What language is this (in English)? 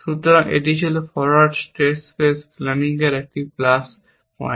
Bangla